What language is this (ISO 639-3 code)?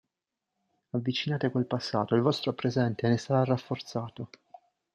ita